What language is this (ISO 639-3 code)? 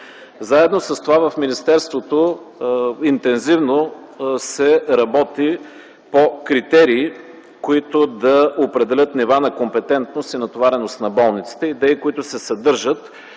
bul